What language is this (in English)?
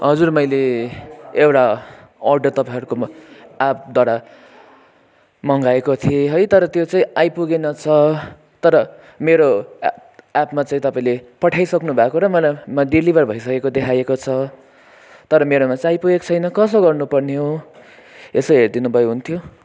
Nepali